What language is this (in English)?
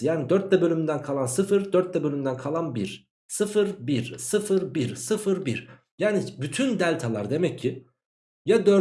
Turkish